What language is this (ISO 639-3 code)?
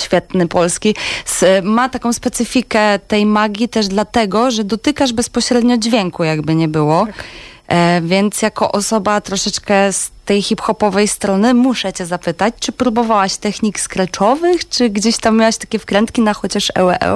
pol